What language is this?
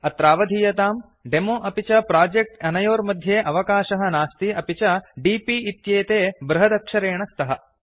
Sanskrit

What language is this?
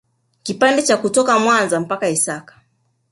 Swahili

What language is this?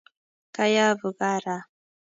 Kalenjin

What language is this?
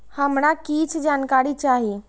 Maithili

